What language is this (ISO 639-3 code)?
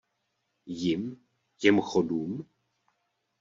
ces